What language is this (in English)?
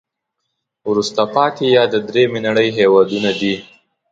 Pashto